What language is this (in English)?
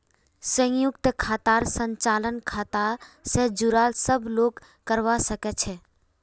Magahi